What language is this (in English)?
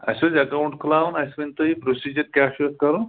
Kashmiri